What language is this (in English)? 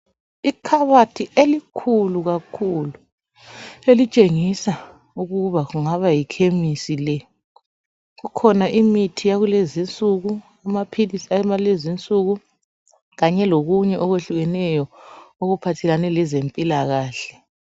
North Ndebele